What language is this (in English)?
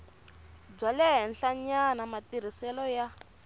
Tsonga